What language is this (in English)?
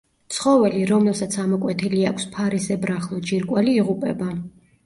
Georgian